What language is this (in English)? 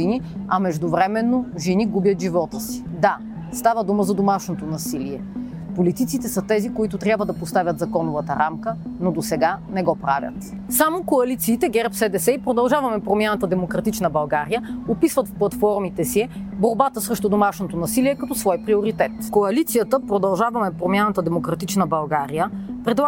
Bulgarian